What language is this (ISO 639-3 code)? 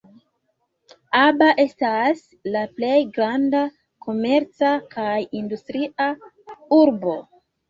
epo